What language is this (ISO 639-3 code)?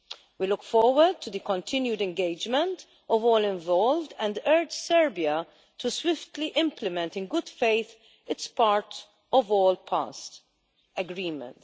eng